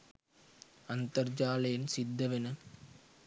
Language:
Sinhala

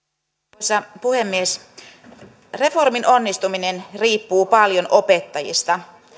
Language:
Finnish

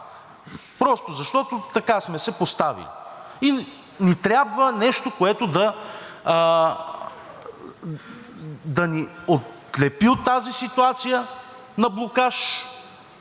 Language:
Bulgarian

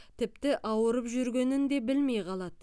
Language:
Kazakh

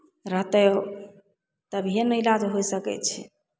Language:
Maithili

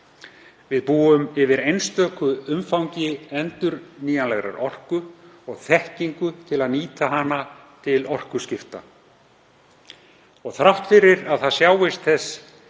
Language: Icelandic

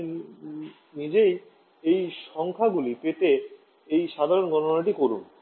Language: Bangla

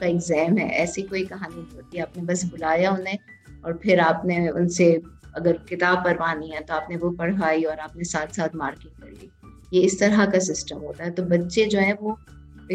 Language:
Urdu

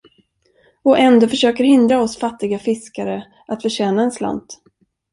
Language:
Swedish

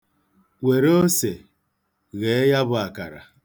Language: Igbo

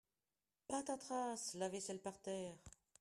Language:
French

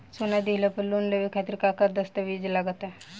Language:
Bhojpuri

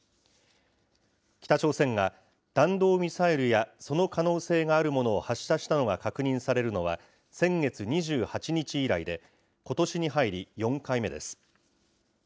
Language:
Japanese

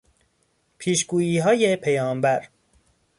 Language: Persian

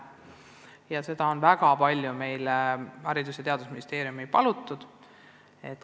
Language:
Estonian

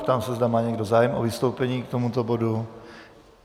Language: Czech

